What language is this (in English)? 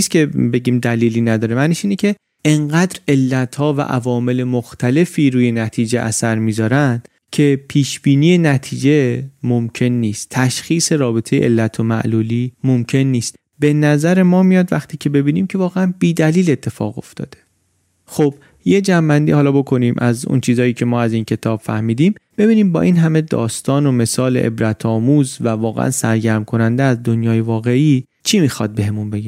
Persian